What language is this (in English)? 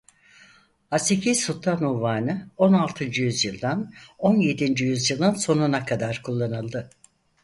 Turkish